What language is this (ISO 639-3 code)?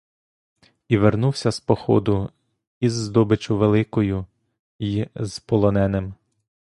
ukr